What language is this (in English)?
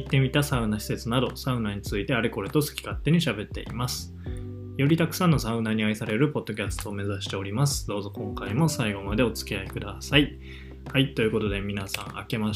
Japanese